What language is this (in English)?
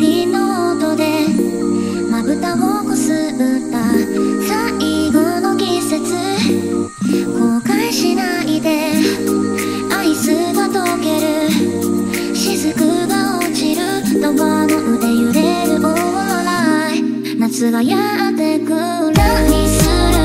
Polish